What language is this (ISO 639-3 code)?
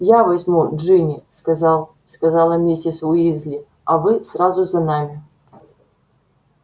rus